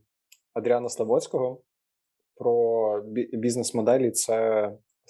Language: Ukrainian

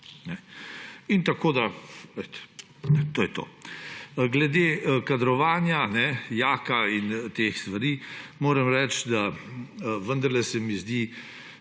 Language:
Slovenian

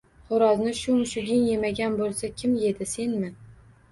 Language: Uzbek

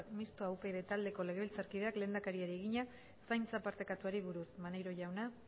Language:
Basque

